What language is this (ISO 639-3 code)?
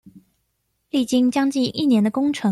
zho